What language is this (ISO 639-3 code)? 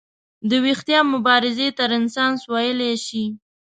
pus